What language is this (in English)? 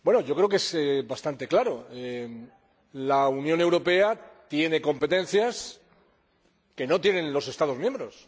Spanish